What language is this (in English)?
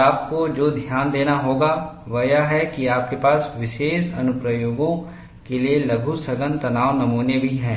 Hindi